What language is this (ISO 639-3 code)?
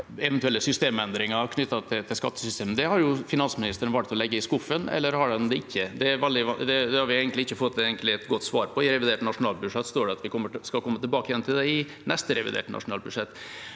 nor